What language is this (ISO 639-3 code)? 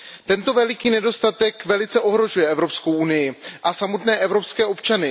ces